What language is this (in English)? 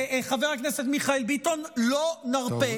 Hebrew